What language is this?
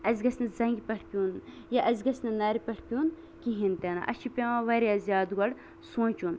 Kashmiri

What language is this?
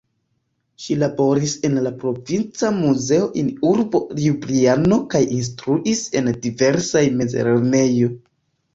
Esperanto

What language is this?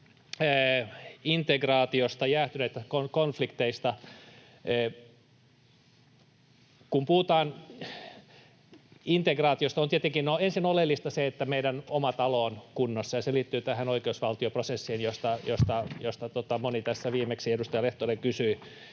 Finnish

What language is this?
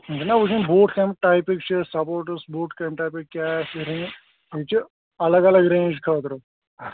Kashmiri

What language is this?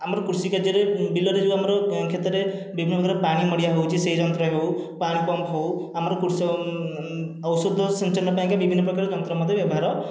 Odia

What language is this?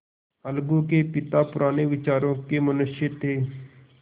Hindi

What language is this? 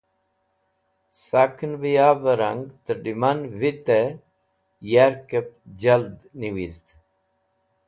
Wakhi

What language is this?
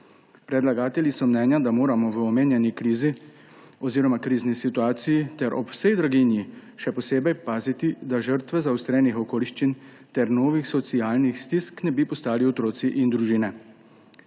Slovenian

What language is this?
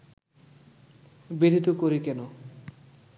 Bangla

